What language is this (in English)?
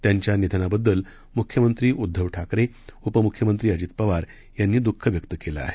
Marathi